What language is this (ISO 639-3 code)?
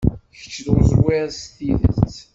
kab